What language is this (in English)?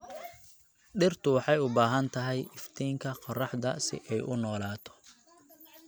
Somali